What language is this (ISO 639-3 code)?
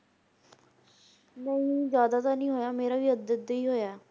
pan